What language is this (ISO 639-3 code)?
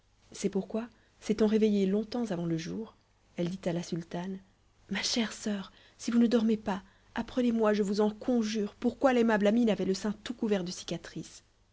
fra